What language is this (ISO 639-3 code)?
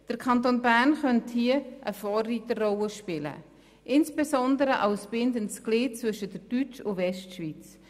gsw